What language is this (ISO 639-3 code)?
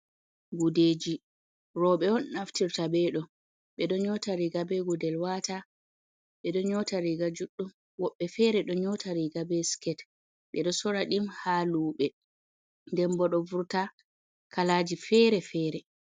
ful